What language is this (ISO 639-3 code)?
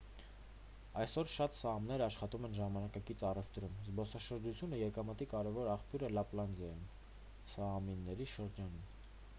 hye